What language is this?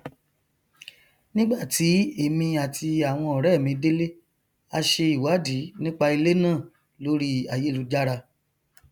Yoruba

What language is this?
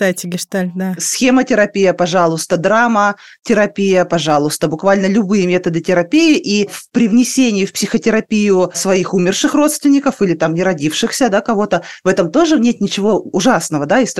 Russian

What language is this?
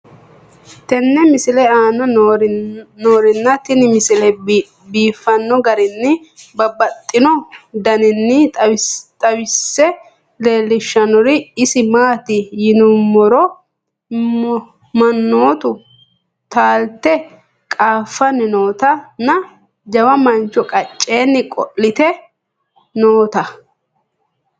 Sidamo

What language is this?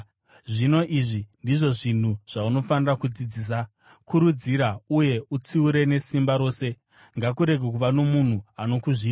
Shona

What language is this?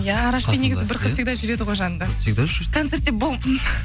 Kazakh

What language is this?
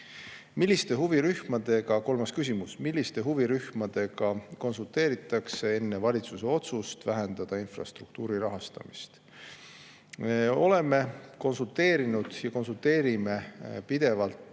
Estonian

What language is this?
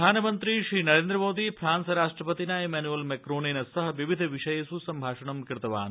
Sanskrit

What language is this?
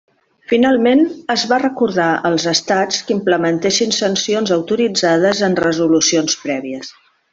Catalan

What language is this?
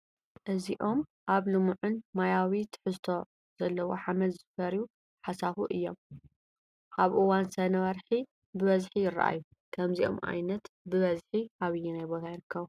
Tigrinya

